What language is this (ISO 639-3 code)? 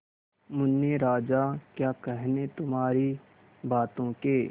hin